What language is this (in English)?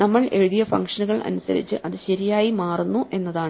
Malayalam